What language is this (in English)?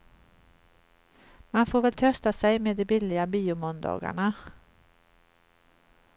Swedish